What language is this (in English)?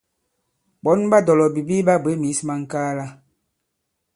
Bankon